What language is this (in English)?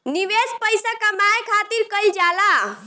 Bhojpuri